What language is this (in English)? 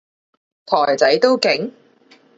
Cantonese